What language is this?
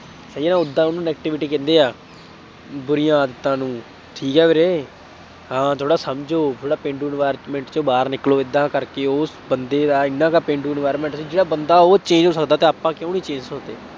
Punjabi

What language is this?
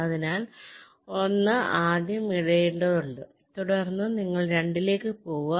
Malayalam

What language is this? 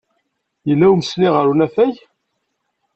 Kabyle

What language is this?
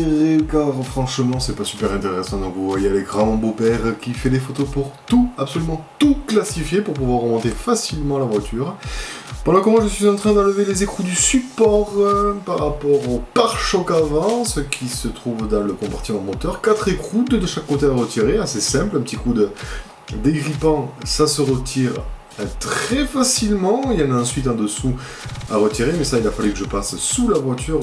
French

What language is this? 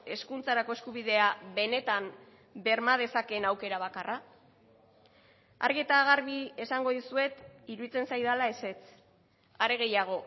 Basque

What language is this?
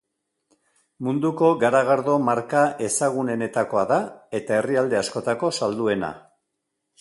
Basque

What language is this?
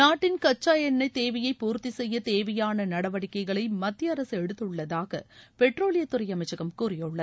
Tamil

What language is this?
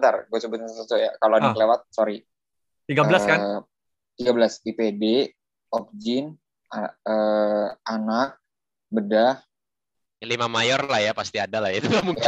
Indonesian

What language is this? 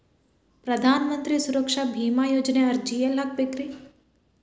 Kannada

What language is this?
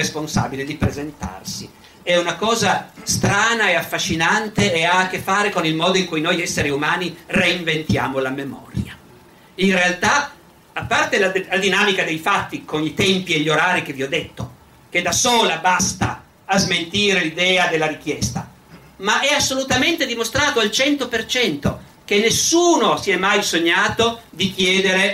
Italian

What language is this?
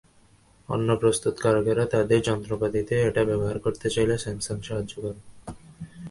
Bangla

